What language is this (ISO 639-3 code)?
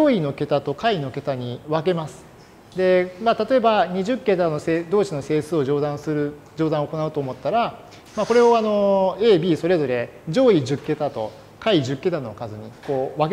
jpn